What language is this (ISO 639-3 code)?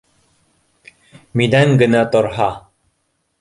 bak